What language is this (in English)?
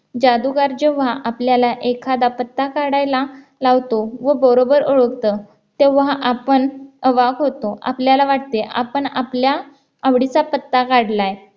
Marathi